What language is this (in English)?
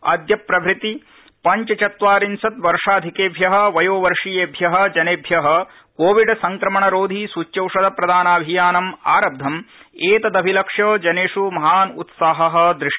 Sanskrit